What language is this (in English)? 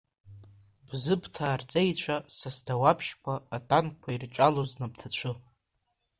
Abkhazian